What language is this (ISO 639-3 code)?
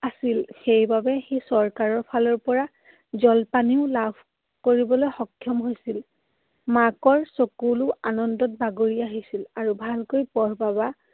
asm